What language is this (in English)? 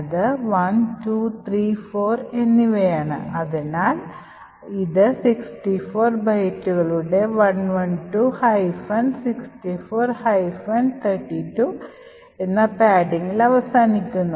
Malayalam